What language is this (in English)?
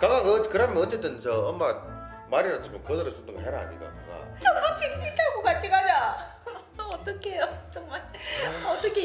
Korean